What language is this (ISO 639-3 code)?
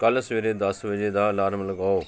pan